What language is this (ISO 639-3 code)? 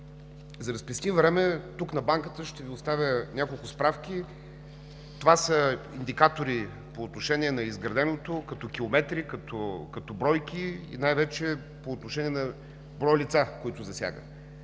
bul